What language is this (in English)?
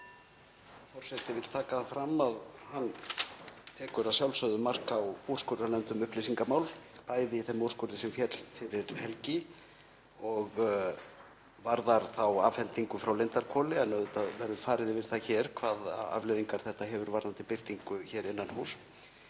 Icelandic